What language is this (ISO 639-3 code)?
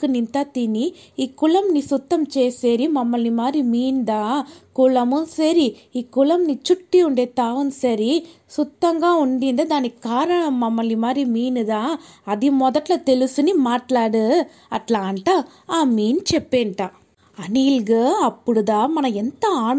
tel